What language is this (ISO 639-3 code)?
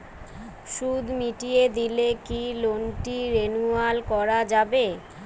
ben